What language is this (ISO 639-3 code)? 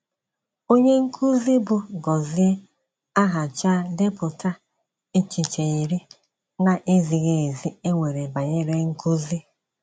ibo